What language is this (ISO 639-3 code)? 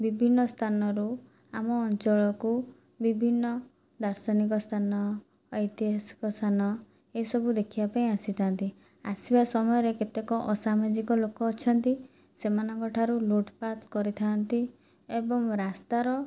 ori